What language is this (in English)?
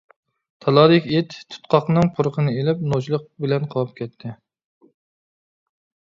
Uyghur